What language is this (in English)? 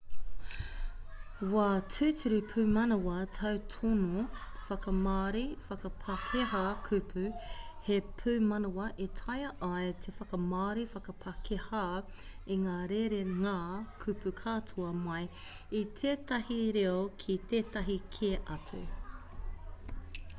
Māori